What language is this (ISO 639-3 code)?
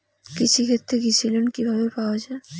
ben